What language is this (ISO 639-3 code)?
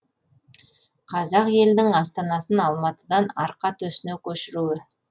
kaz